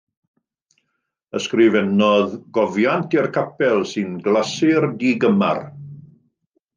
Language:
Welsh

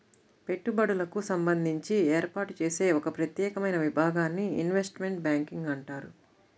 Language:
Telugu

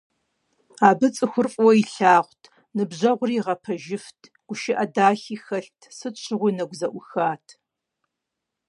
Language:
Kabardian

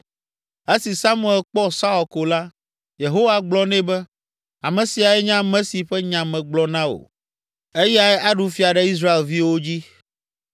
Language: Ewe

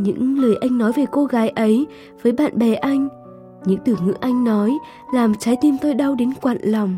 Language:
Vietnamese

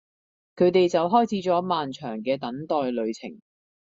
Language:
Cantonese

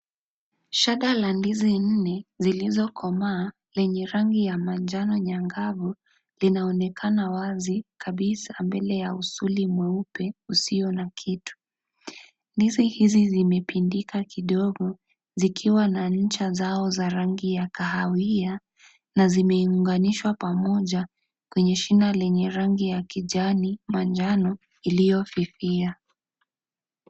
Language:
Swahili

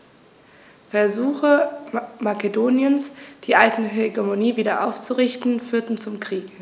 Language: German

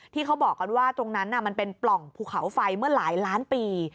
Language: Thai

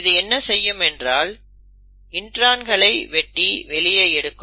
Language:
Tamil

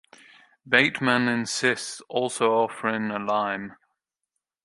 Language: English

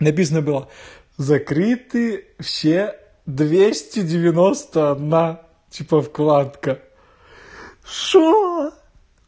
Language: Russian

